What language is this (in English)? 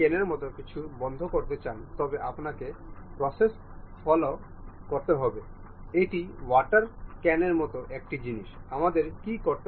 Bangla